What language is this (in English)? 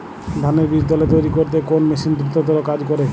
Bangla